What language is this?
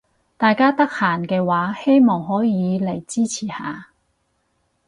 Cantonese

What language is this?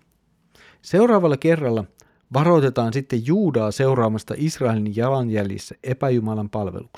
Finnish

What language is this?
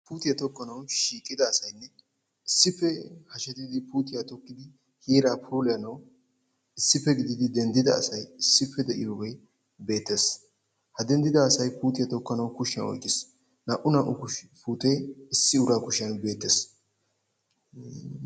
Wolaytta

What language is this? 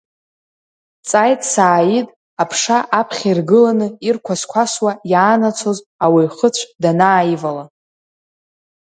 Abkhazian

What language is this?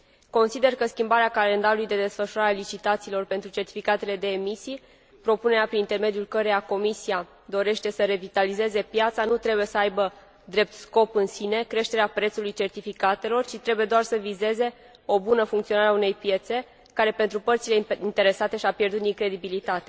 Romanian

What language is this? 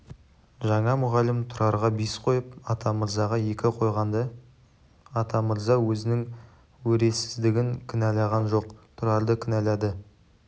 Kazakh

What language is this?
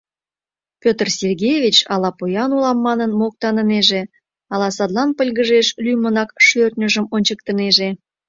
Mari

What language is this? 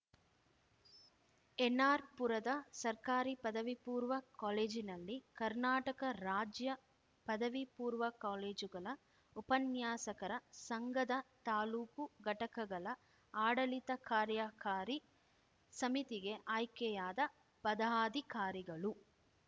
Kannada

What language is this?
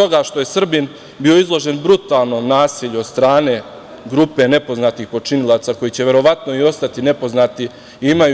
Serbian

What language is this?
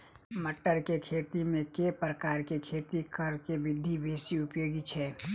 Maithili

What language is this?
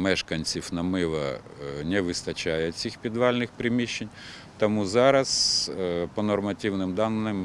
Ukrainian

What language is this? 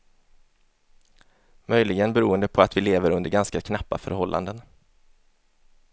Swedish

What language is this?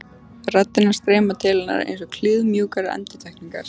Icelandic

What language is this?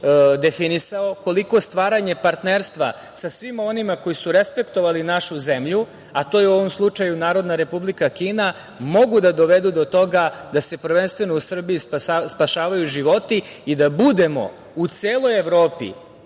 Serbian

